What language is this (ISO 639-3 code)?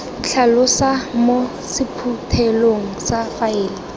tsn